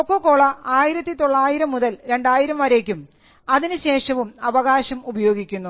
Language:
Malayalam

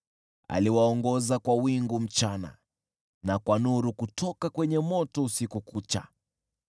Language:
Swahili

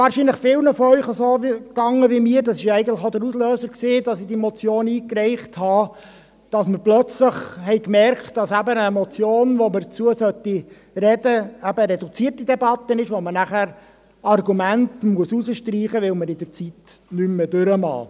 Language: Swiss German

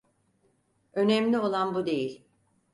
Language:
Turkish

